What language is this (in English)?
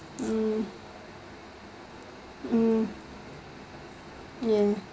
English